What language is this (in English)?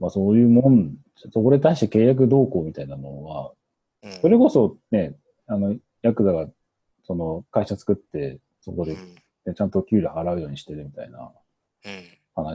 Japanese